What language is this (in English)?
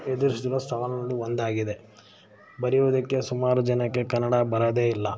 Kannada